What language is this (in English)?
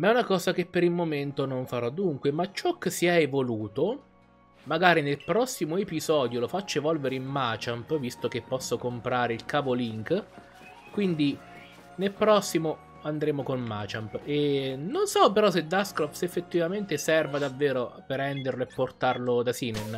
Italian